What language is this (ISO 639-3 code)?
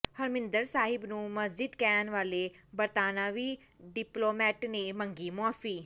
pan